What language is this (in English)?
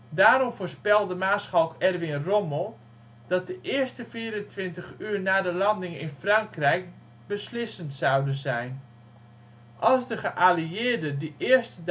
Dutch